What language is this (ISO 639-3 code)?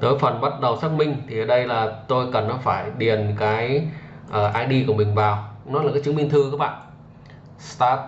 vie